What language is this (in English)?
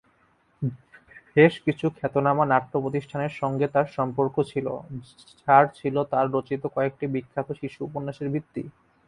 Bangla